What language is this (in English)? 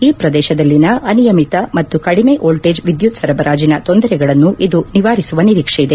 Kannada